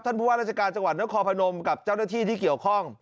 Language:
Thai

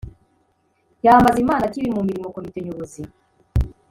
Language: Kinyarwanda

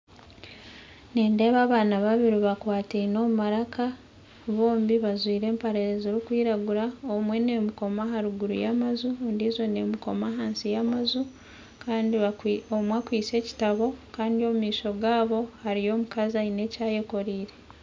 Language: Nyankole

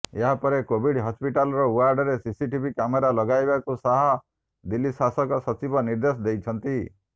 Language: Odia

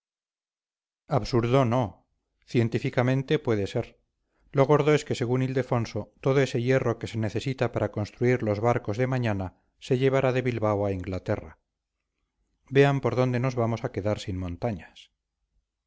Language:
Spanish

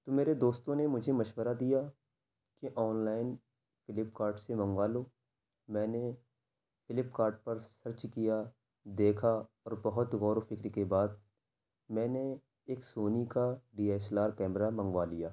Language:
Urdu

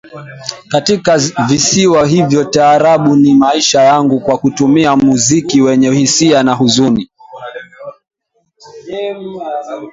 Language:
Swahili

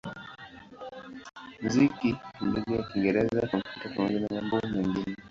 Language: Swahili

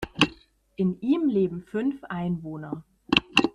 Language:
German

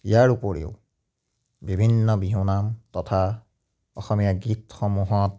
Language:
Assamese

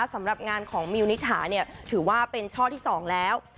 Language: Thai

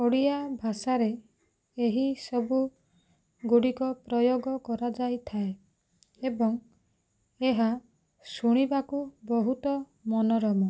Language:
Odia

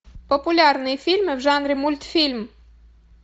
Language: Russian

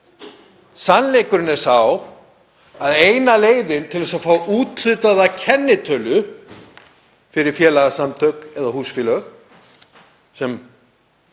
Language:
Icelandic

